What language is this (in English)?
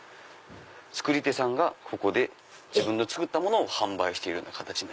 Japanese